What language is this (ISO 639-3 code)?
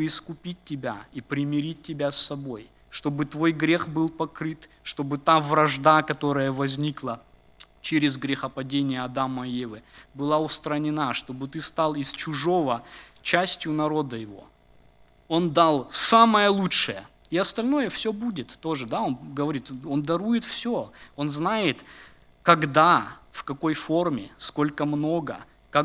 rus